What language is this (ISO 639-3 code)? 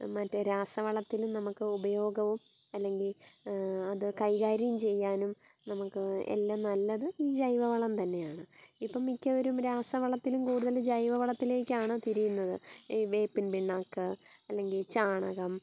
mal